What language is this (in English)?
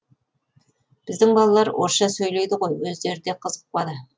Kazakh